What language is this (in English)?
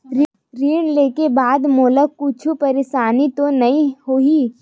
Chhattisgarhi